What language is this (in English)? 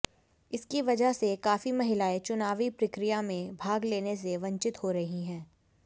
Hindi